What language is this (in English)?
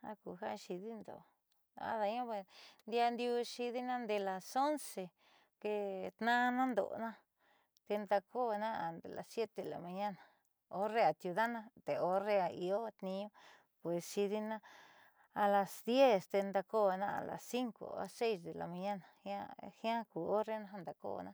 Southeastern Nochixtlán Mixtec